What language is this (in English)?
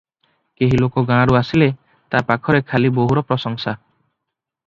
Odia